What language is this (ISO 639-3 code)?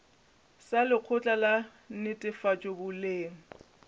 nso